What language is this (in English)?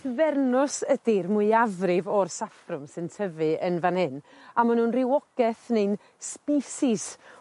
Welsh